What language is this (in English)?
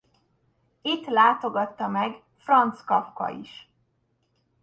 Hungarian